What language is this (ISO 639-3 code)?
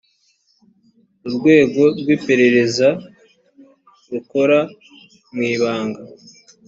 kin